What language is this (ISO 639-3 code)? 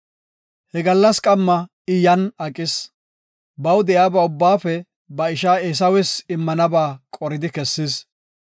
gof